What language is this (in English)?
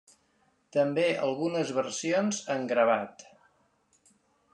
Catalan